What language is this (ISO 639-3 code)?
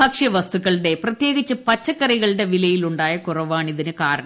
mal